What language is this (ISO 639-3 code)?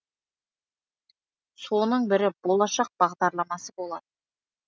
kaz